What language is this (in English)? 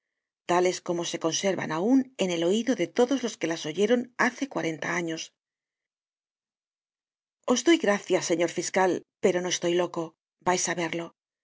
Spanish